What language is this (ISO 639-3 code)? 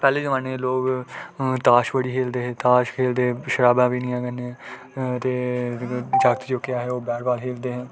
doi